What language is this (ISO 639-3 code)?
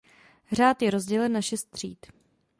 ces